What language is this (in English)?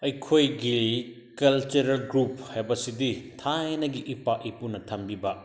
Manipuri